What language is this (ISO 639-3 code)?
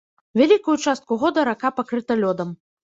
bel